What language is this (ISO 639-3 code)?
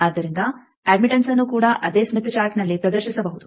kan